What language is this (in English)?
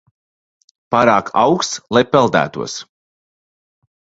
Latvian